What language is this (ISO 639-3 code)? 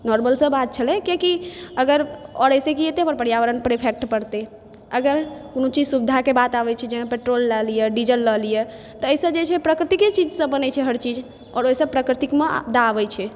mai